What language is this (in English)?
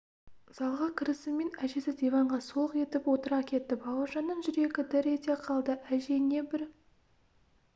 Kazakh